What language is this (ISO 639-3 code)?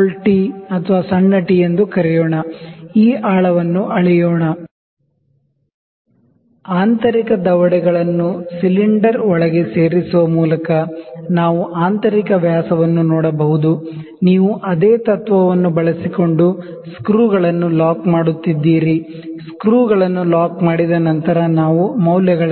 kan